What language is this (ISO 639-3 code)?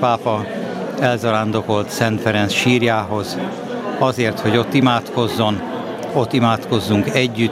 hun